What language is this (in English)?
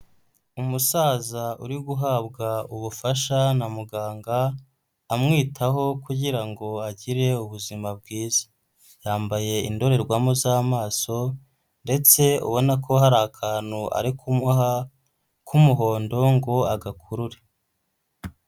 Kinyarwanda